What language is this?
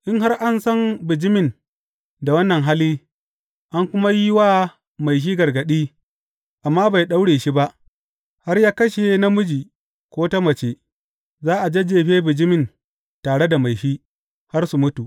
Hausa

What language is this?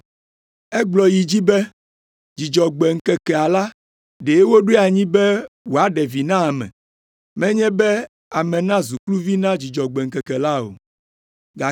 Ewe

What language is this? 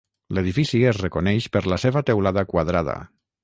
Catalan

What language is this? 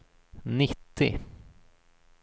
Swedish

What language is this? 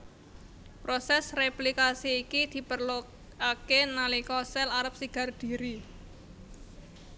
Javanese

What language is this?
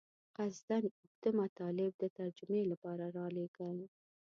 Pashto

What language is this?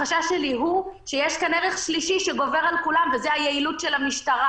Hebrew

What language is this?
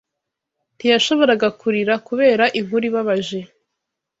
Kinyarwanda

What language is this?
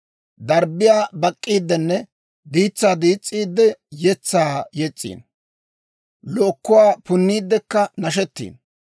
Dawro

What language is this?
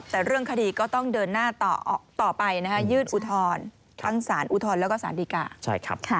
Thai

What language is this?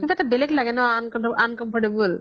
Assamese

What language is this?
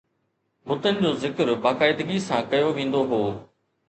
Sindhi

